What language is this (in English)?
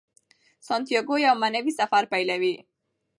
Pashto